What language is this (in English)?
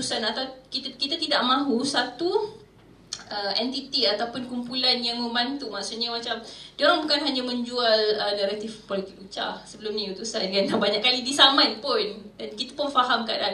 Malay